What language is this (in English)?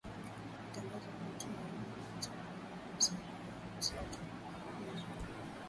Swahili